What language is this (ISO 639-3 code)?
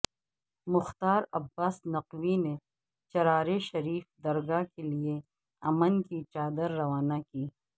urd